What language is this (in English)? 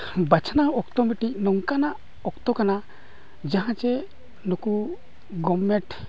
Santali